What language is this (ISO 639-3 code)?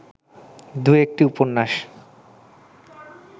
ben